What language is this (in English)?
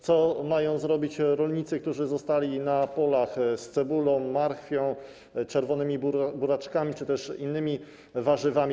Polish